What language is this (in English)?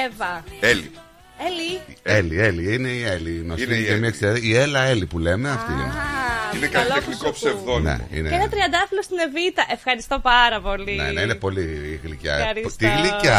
Greek